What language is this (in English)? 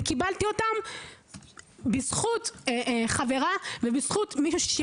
Hebrew